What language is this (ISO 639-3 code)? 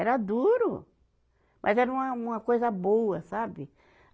por